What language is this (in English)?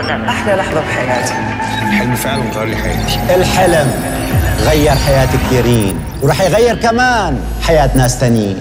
Arabic